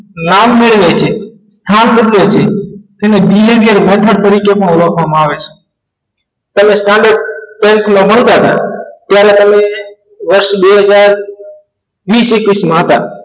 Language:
Gujarati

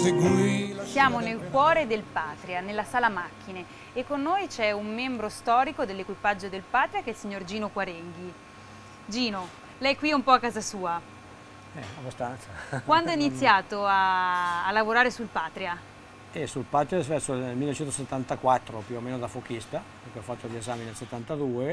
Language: Italian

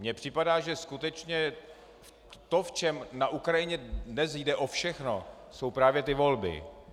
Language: Czech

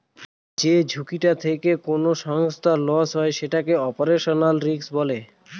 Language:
Bangla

